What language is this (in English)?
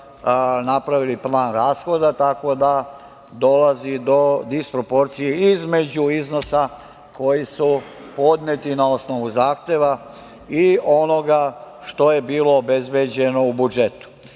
Serbian